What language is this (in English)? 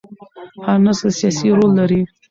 Pashto